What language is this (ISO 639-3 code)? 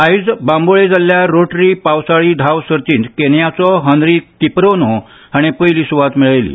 kok